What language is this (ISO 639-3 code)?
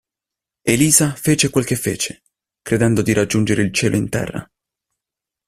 ita